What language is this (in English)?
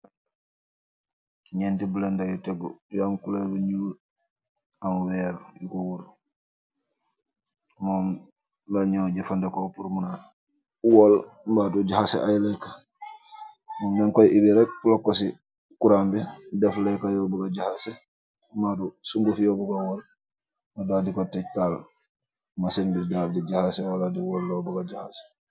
Wolof